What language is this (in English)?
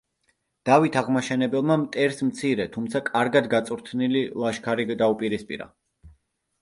Georgian